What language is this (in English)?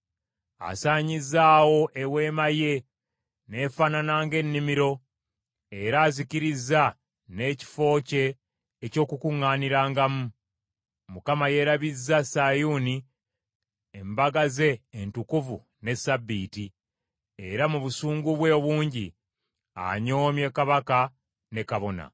Ganda